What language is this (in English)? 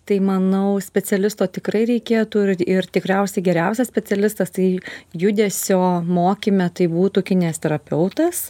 Lithuanian